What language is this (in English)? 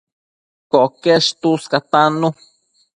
Matsés